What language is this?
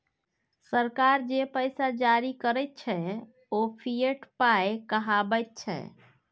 Maithili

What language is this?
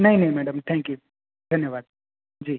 Gujarati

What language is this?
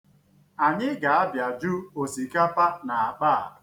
Igbo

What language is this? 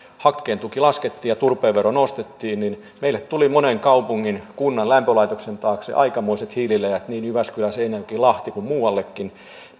Finnish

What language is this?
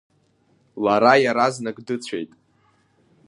Abkhazian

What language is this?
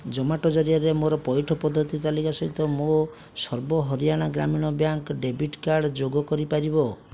Odia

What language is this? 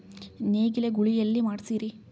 Kannada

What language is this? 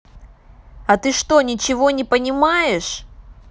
Russian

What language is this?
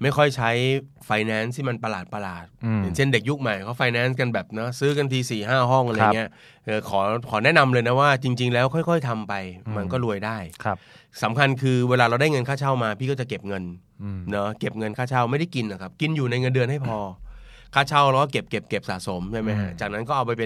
Thai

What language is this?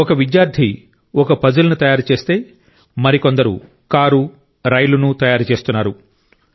Telugu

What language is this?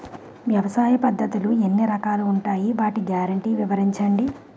Telugu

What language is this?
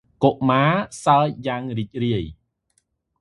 Khmer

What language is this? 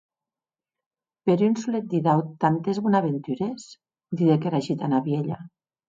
Occitan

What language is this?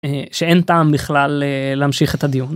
Hebrew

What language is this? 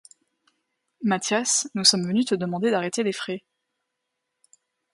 French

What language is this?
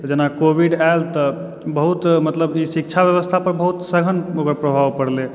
Maithili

